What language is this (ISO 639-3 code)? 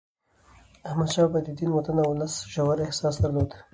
pus